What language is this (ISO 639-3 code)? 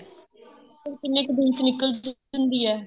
pan